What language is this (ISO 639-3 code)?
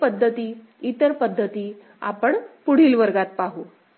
mar